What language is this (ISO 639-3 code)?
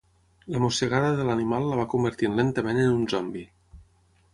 cat